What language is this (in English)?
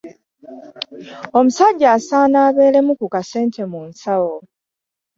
Ganda